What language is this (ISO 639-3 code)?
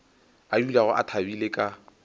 nso